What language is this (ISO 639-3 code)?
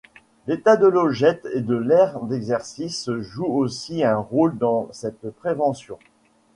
fra